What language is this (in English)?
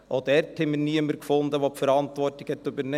Swiss German